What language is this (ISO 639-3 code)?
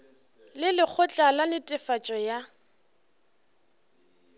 nso